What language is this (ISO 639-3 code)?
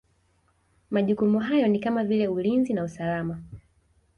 swa